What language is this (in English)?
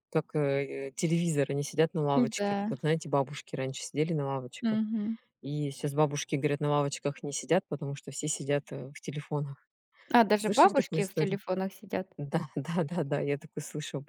Russian